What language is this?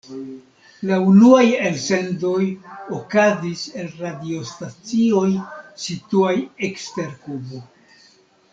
Esperanto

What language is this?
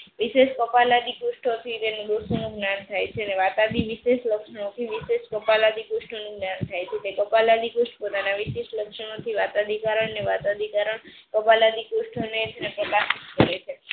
Gujarati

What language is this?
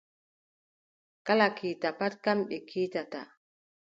Adamawa Fulfulde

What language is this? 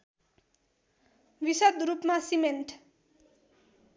Nepali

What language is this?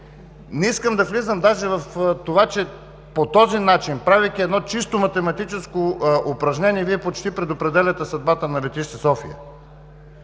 Bulgarian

